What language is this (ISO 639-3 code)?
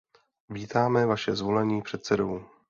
ces